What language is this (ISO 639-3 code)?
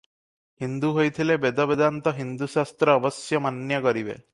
ori